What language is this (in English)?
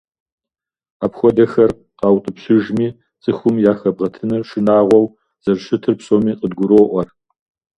Kabardian